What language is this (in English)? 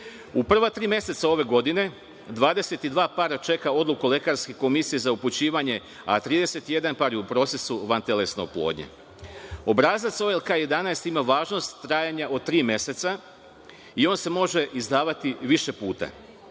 Serbian